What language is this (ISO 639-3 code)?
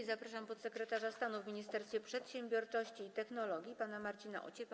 pol